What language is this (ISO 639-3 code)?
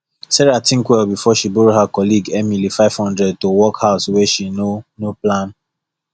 pcm